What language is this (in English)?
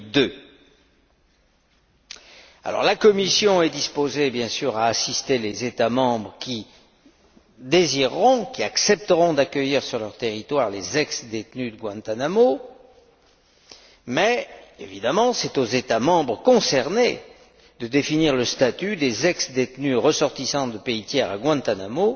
French